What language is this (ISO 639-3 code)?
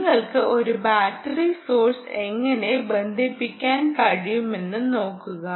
mal